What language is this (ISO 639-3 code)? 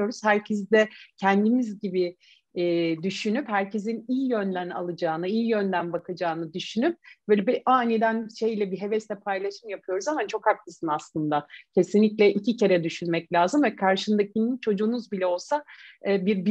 tur